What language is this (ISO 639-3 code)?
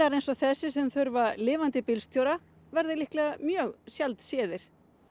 isl